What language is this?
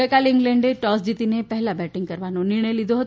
Gujarati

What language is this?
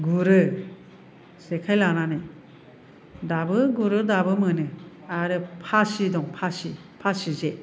Bodo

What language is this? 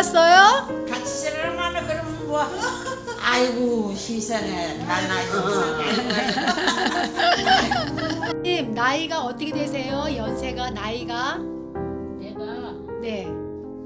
Korean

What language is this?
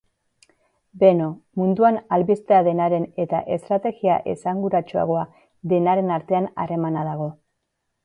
Basque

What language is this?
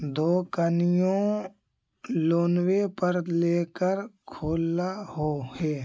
Magahi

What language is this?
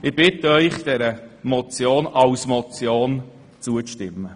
Swiss German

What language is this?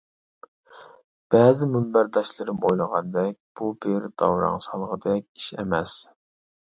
Uyghur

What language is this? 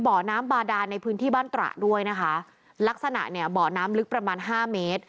Thai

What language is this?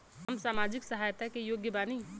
Bhojpuri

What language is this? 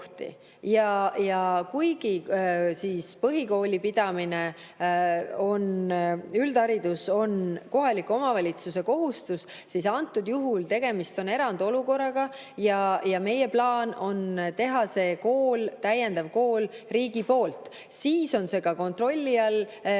Estonian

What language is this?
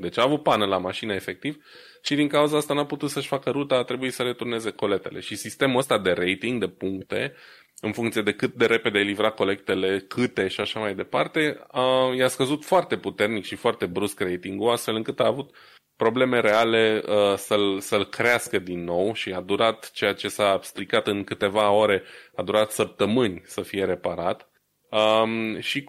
Romanian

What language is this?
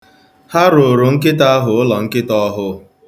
Igbo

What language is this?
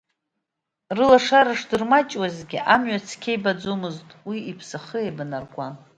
Abkhazian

